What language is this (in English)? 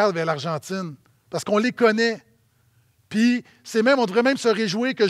French